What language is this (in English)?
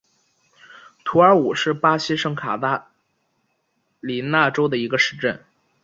Chinese